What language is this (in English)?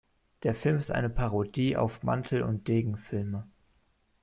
German